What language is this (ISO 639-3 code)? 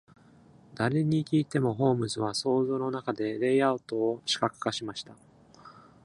jpn